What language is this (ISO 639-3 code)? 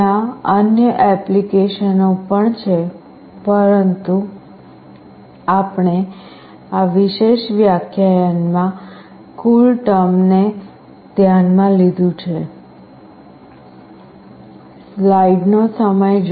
guj